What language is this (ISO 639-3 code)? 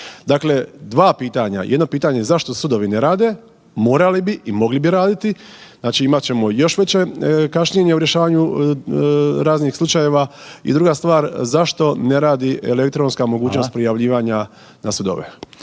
hrv